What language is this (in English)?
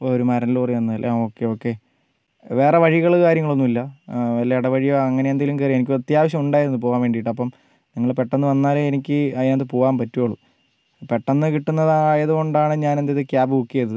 Malayalam